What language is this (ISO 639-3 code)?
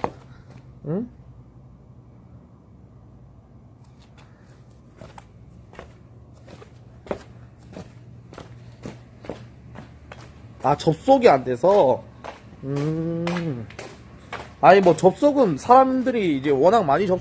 kor